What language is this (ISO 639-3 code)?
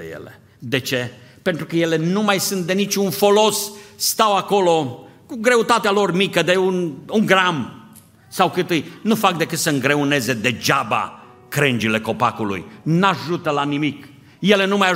ron